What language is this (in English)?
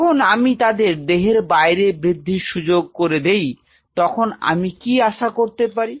Bangla